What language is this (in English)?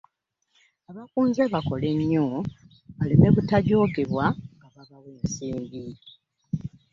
Ganda